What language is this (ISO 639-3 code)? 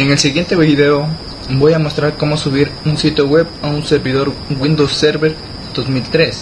spa